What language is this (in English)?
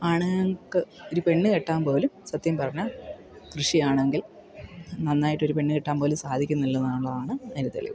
Malayalam